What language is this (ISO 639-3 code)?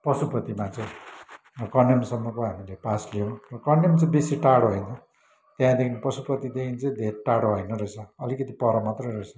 nep